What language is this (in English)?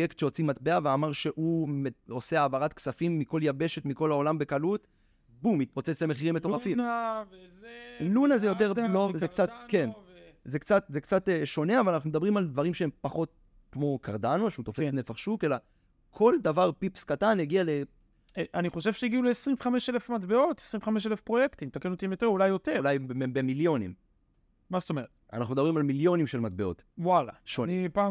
Hebrew